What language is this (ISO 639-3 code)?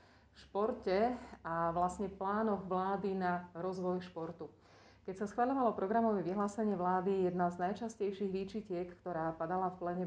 slk